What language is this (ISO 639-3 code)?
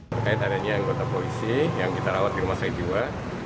ind